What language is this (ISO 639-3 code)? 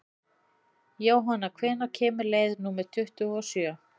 isl